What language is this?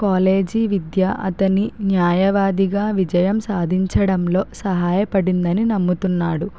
Telugu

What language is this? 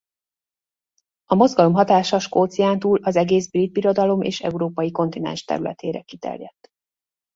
Hungarian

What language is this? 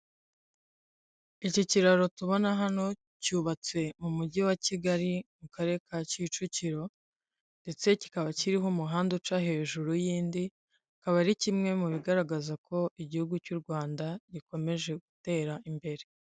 Kinyarwanda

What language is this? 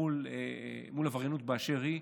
Hebrew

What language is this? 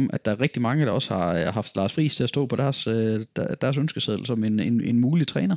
Danish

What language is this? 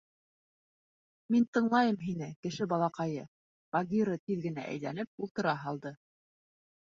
Bashkir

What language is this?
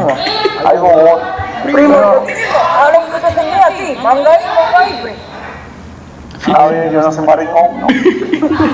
Spanish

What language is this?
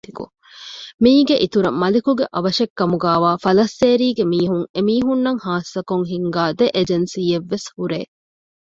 Divehi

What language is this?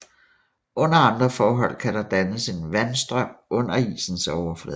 Danish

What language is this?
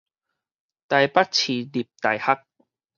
Min Nan Chinese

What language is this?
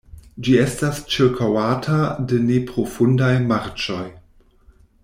Esperanto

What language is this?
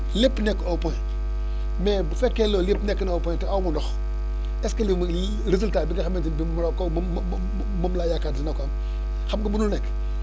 Wolof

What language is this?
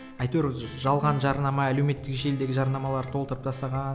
Kazakh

